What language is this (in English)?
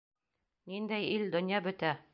Bashkir